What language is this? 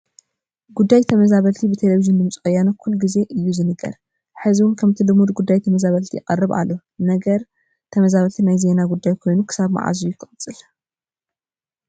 Tigrinya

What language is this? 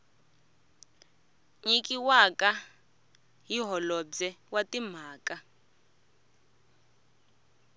Tsonga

